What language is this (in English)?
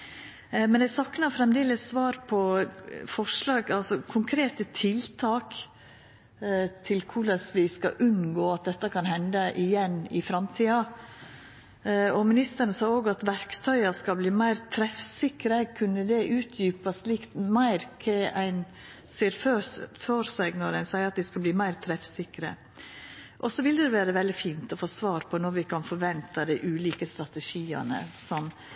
Norwegian Nynorsk